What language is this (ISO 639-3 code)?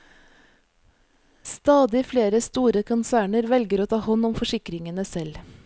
nor